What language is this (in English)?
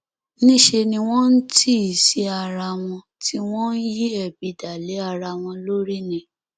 Yoruba